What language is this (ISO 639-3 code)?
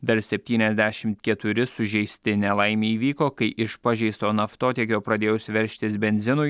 lit